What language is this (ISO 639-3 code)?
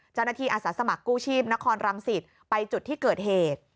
tha